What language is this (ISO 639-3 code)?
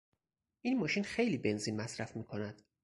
fas